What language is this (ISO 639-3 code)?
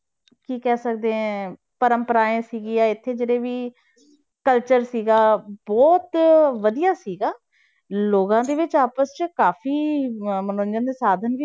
pan